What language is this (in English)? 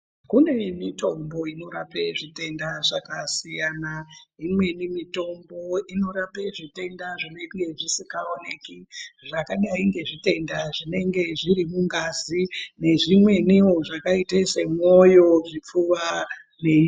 Ndau